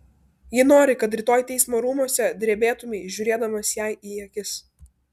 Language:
Lithuanian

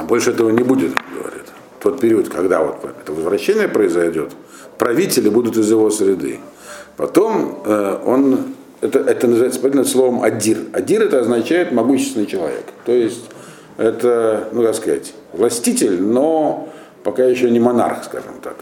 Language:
Russian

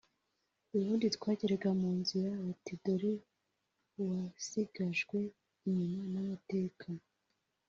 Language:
Kinyarwanda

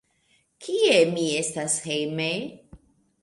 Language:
Esperanto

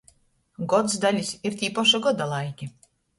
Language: Latgalian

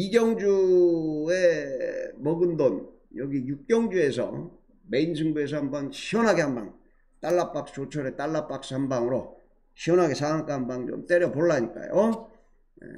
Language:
Korean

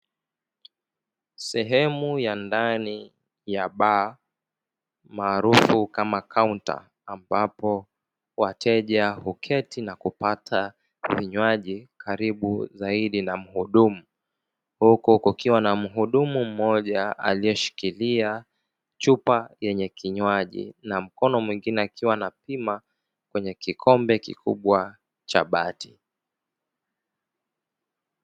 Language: Swahili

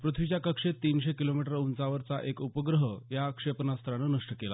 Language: Marathi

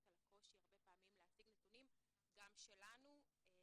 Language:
Hebrew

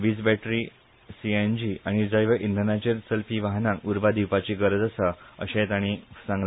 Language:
Konkani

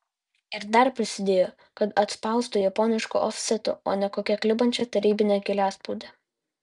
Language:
Lithuanian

